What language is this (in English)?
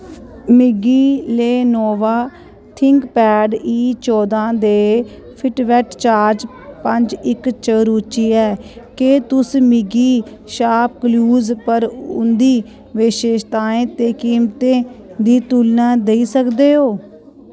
Dogri